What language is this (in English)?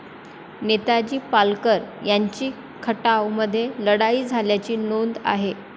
Marathi